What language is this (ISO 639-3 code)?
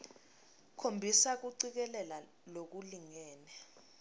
ssw